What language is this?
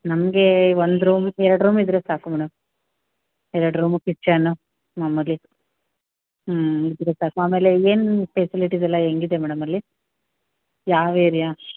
Kannada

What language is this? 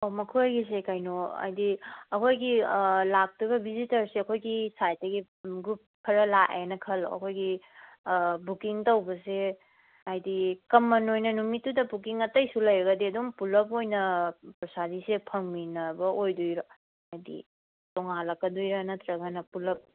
Manipuri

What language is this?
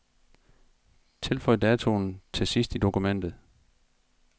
Danish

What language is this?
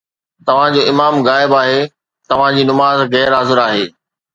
Sindhi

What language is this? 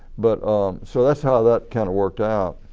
English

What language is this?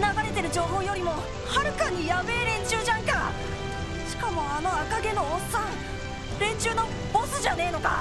Japanese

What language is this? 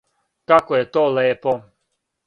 Serbian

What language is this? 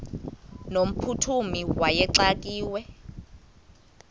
Xhosa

